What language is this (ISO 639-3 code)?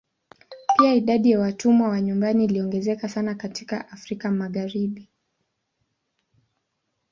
swa